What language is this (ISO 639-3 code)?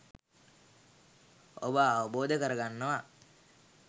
sin